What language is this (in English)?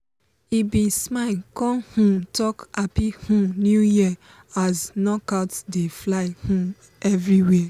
Nigerian Pidgin